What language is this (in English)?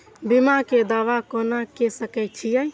Maithili